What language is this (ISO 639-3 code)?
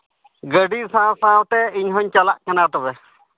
sat